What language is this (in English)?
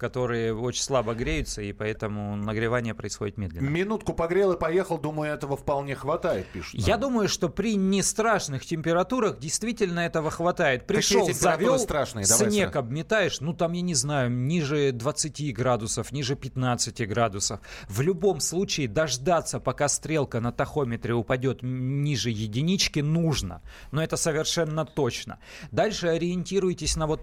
Russian